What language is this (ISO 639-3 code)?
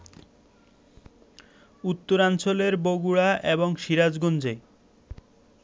ben